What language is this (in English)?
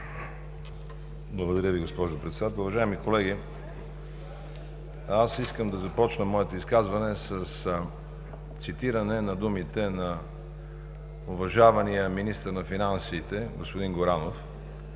Bulgarian